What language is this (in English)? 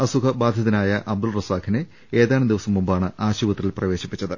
Malayalam